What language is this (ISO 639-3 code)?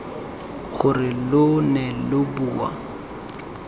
tsn